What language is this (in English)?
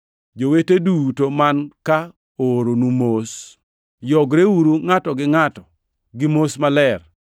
Luo (Kenya and Tanzania)